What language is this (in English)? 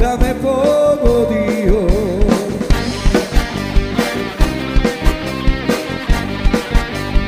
Bulgarian